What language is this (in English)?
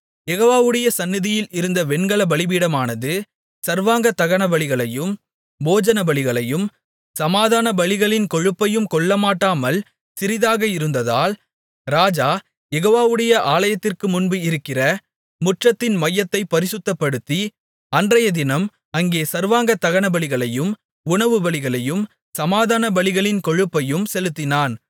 Tamil